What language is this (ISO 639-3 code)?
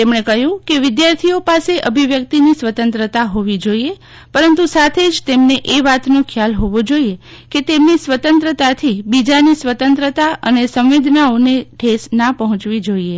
guj